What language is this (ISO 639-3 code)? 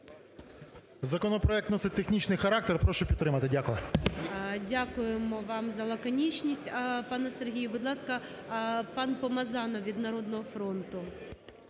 ukr